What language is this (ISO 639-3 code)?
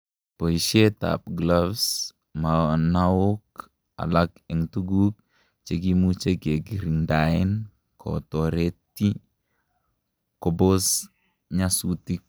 kln